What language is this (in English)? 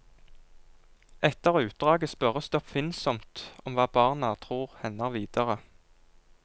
Norwegian